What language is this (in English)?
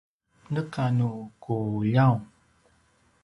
Paiwan